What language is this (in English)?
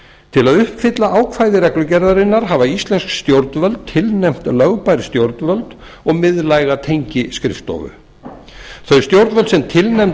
Icelandic